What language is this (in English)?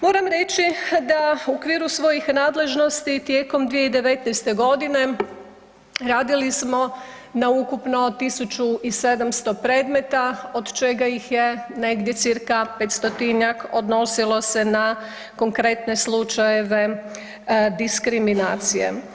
Croatian